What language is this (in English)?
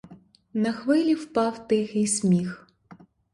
Ukrainian